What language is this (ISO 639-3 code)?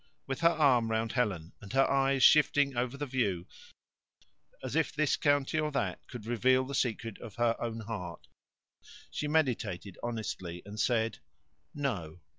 eng